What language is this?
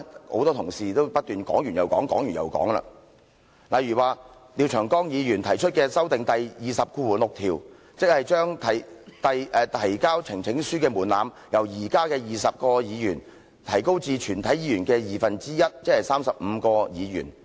Cantonese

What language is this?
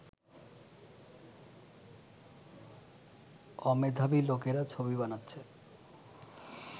Bangla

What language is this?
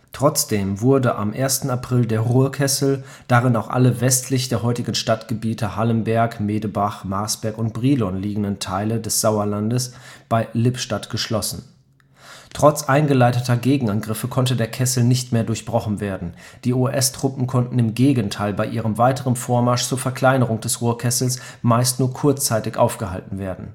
German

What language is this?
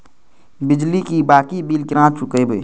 Maithili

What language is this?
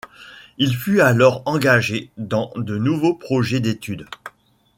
French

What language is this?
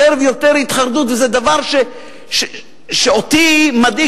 Hebrew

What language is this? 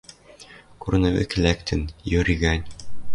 Western Mari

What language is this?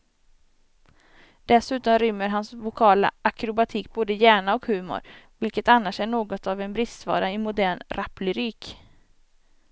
Swedish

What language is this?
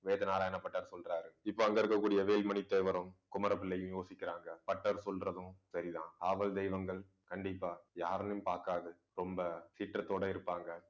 Tamil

